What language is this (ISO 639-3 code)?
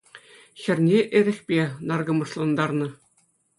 chv